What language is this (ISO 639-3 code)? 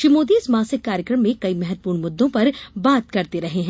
hin